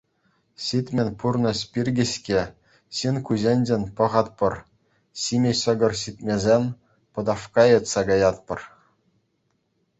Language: Chuvash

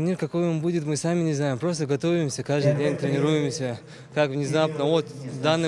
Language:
Russian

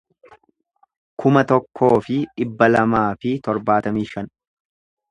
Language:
Oromo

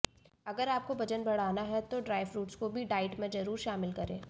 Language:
Hindi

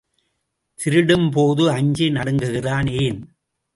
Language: Tamil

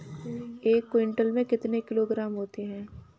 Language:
Hindi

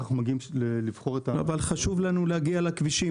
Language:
Hebrew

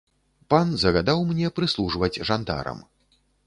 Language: Belarusian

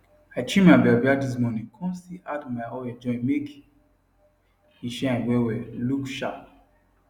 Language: Nigerian Pidgin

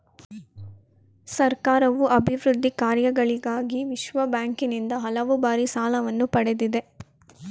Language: Kannada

